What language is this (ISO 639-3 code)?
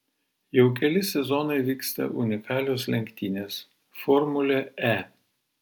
lit